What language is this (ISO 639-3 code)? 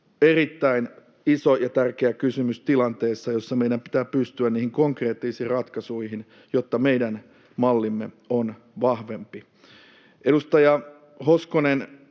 fin